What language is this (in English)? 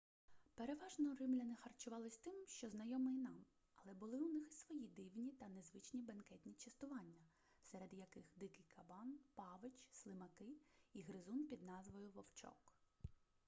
Ukrainian